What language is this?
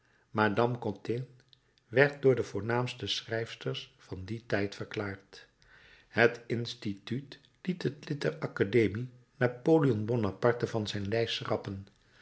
Dutch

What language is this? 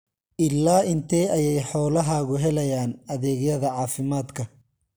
Somali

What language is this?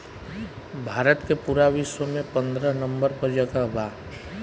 Bhojpuri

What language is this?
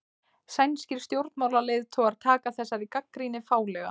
Icelandic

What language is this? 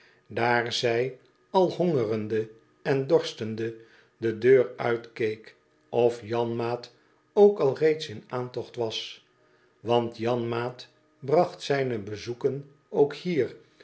Dutch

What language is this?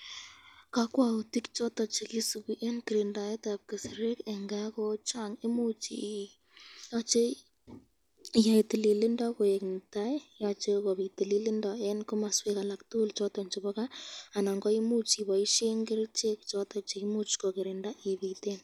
Kalenjin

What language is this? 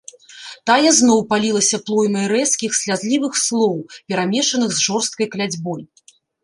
Belarusian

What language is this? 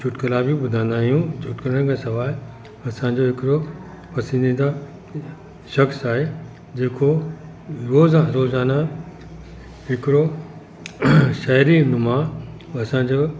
Sindhi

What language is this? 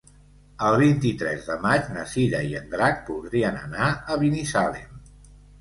Catalan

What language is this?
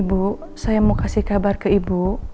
Indonesian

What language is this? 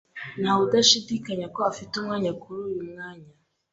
Kinyarwanda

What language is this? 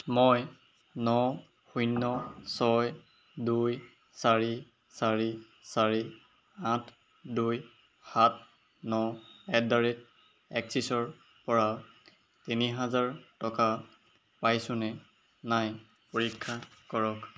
Assamese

